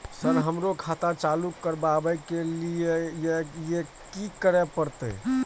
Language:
Maithili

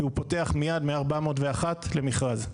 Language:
Hebrew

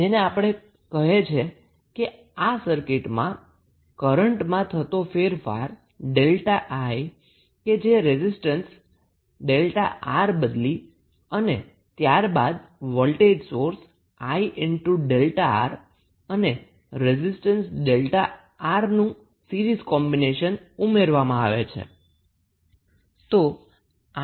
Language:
Gujarati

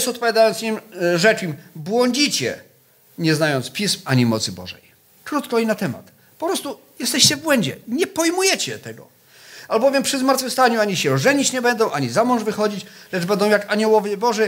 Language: Polish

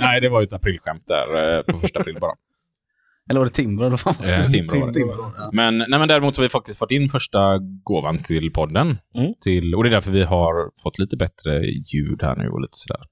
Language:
Swedish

